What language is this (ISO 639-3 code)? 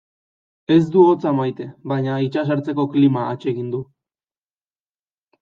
eus